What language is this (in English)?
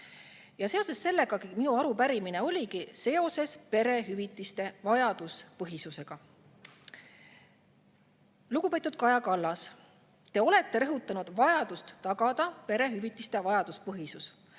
Estonian